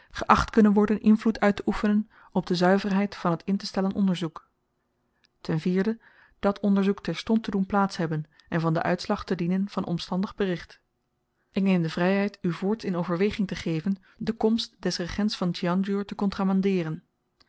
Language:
Dutch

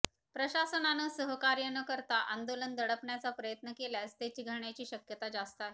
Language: Marathi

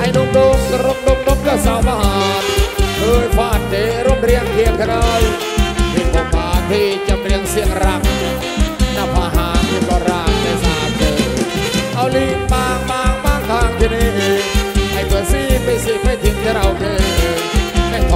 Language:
Thai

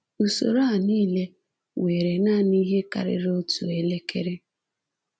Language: Igbo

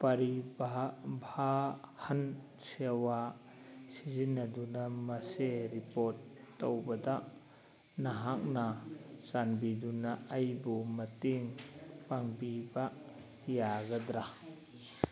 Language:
Manipuri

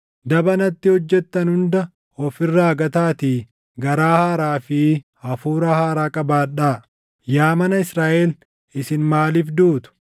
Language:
Oromo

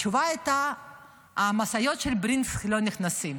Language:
Hebrew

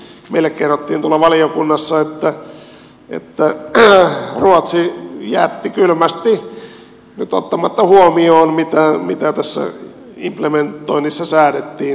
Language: Finnish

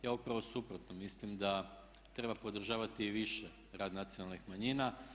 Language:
Croatian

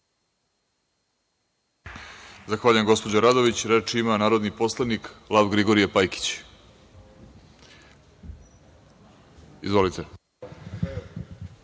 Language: Serbian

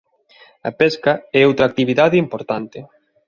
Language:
Galician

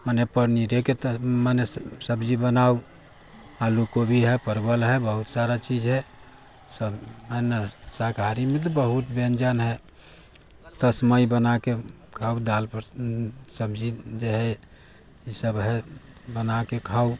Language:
Maithili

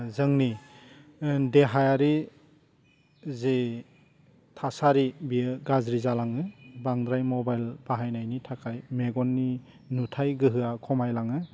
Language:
Bodo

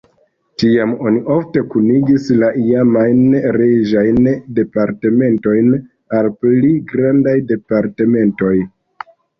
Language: Esperanto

